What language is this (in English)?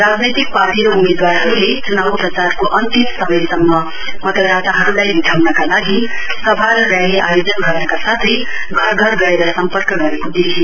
Nepali